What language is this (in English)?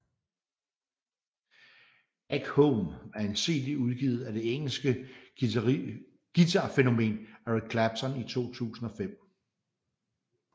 Danish